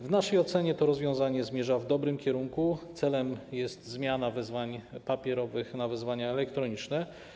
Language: Polish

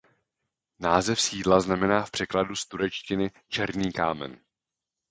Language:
Czech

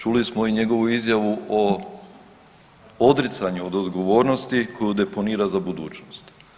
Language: Croatian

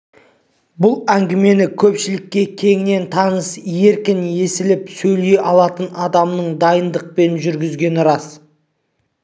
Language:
Kazakh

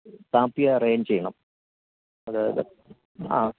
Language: Malayalam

